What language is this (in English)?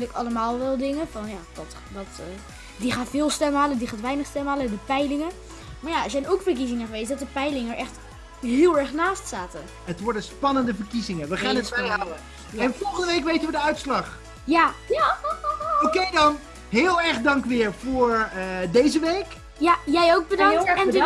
Dutch